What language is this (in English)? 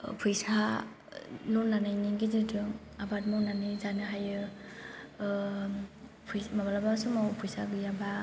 Bodo